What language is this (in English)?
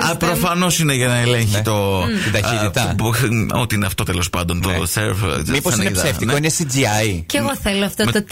Greek